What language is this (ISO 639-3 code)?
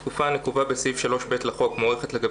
heb